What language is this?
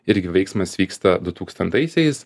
Lithuanian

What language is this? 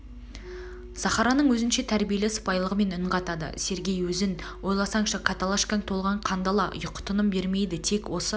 Kazakh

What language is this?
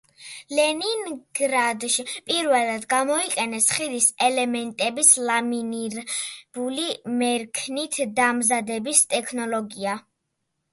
Georgian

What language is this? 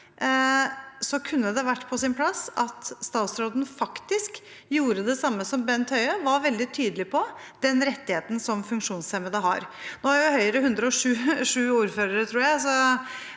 Norwegian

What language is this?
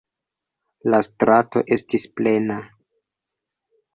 Esperanto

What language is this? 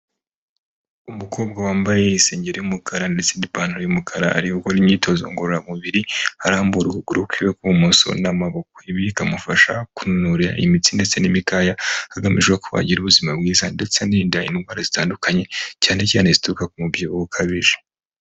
Kinyarwanda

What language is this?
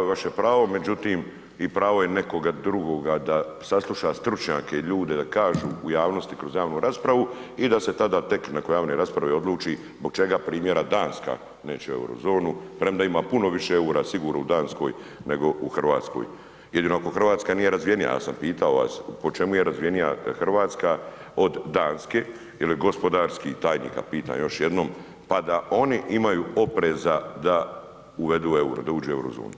Croatian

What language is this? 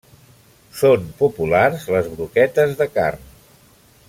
Catalan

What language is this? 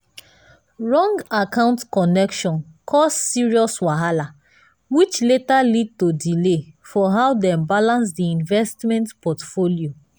Nigerian Pidgin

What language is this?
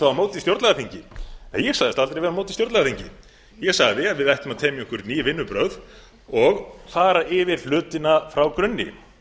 Icelandic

